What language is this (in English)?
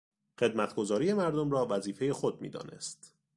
Persian